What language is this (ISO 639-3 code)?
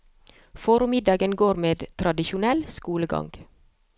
nor